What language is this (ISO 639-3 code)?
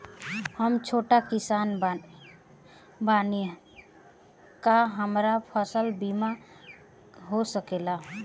bho